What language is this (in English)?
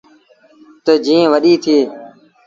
Sindhi Bhil